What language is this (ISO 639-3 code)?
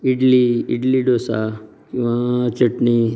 kok